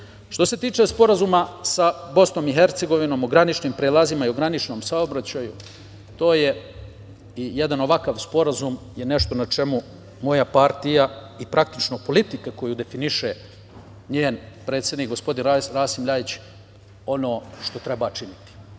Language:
Serbian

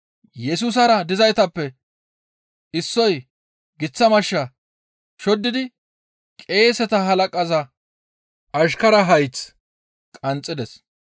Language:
Gamo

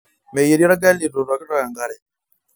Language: Masai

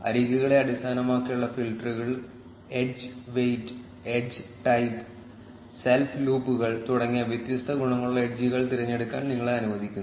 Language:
Malayalam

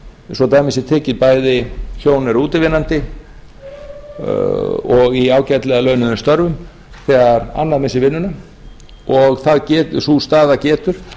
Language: Icelandic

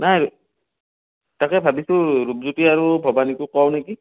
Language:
Assamese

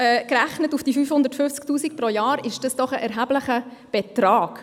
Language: Swiss German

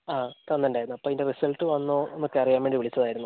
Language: Malayalam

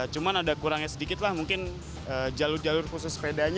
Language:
Indonesian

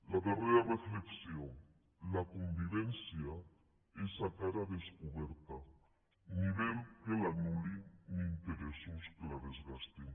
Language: Catalan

